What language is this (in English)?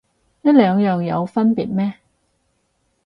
Cantonese